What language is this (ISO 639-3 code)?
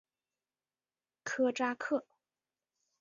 zho